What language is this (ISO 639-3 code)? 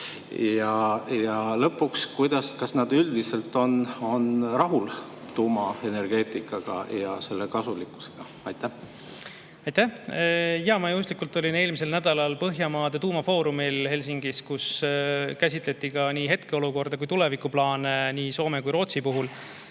est